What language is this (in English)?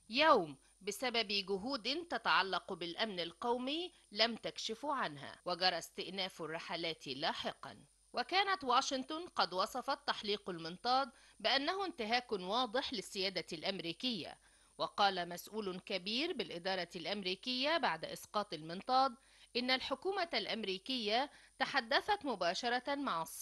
Arabic